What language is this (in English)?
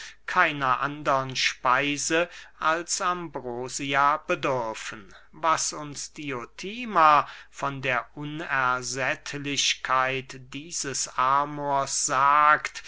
German